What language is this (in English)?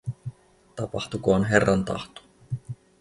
Finnish